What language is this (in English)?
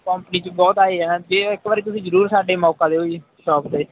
Punjabi